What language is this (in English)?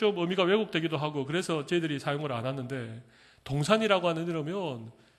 Korean